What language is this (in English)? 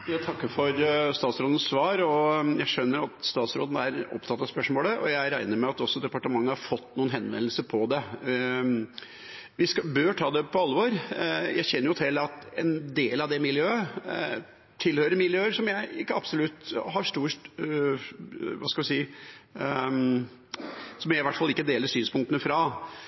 Norwegian Bokmål